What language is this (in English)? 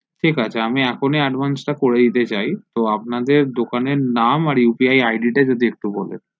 Bangla